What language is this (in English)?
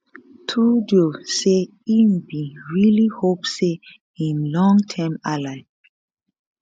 Nigerian Pidgin